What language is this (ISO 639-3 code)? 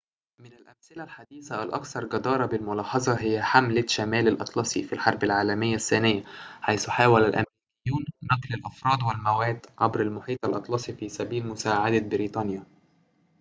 ara